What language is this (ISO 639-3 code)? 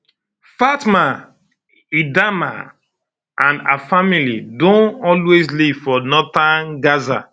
pcm